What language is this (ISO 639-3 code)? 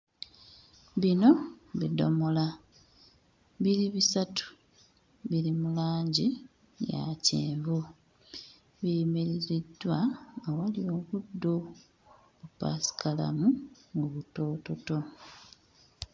lug